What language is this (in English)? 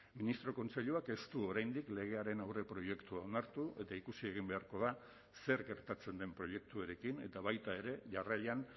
Basque